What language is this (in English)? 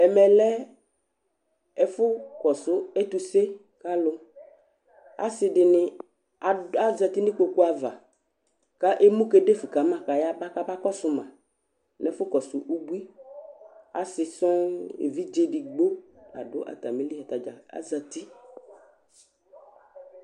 Ikposo